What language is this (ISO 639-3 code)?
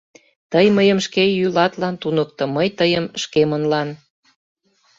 chm